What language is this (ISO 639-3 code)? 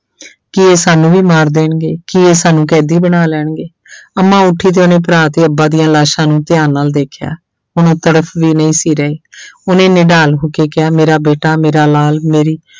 pan